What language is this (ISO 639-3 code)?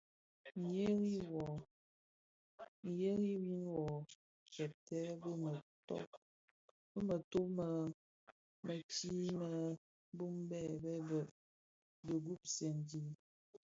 ksf